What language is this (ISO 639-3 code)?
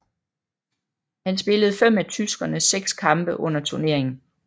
dan